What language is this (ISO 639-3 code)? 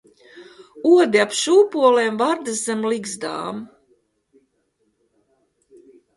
lav